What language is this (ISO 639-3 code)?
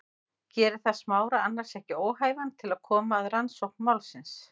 isl